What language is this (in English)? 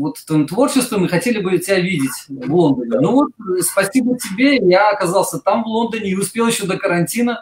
Russian